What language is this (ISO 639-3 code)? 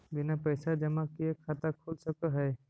mag